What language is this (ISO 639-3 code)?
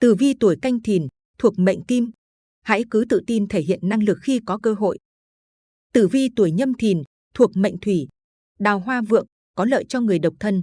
vie